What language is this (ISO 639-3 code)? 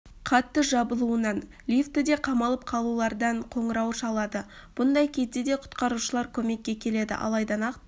kaz